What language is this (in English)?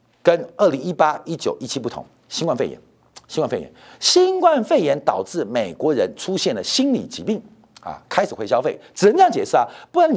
Chinese